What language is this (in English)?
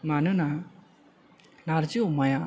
Bodo